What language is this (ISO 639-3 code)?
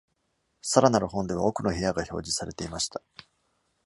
jpn